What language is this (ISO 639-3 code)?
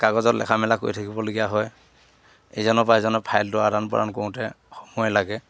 asm